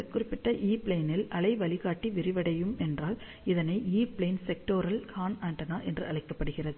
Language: Tamil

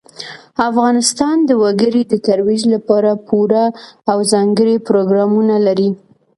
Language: Pashto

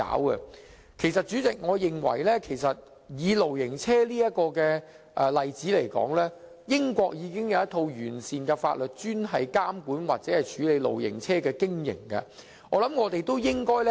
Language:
Cantonese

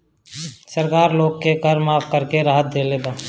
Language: Bhojpuri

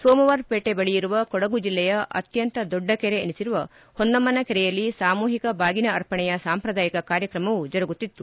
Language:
Kannada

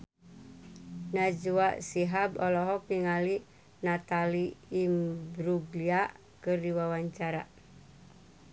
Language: Sundanese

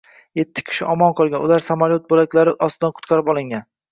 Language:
Uzbek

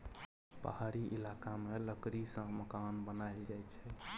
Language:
Maithili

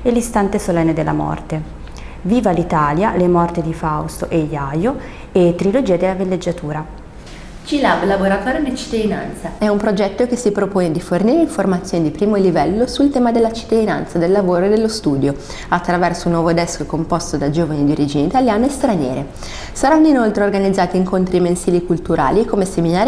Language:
Italian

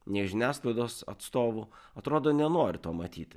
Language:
Lithuanian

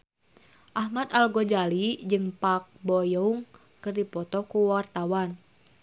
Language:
Sundanese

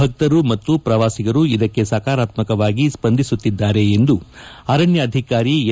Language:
Kannada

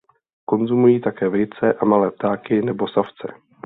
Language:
Czech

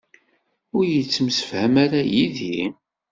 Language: Kabyle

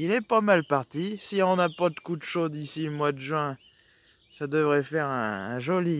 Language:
French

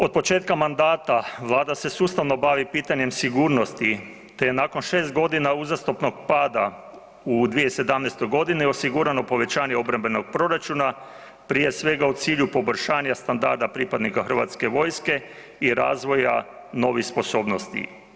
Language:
Croatian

